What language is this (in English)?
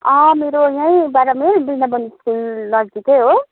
Nepali